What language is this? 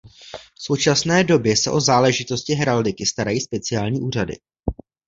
Czech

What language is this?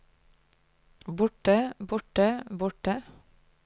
Norwegian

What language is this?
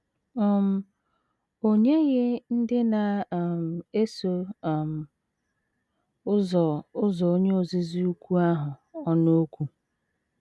Igbo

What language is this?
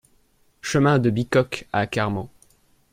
French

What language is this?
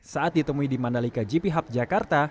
Indonesian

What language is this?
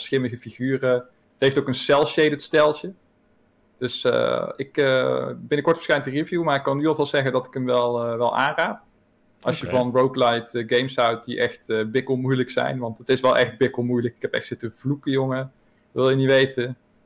Dutch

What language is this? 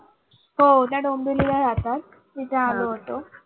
Marathi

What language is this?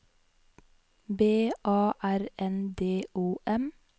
Norwegian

